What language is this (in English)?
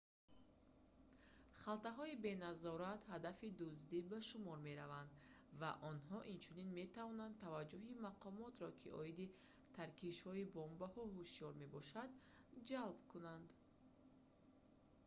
Tajik